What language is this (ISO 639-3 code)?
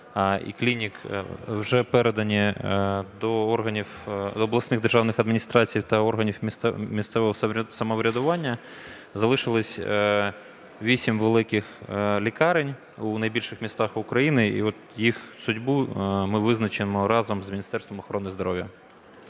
ukr